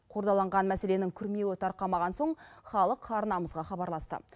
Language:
Kazakh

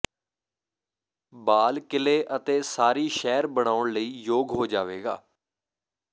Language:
Punjabi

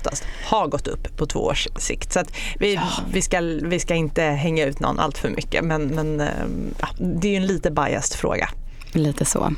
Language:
Swedish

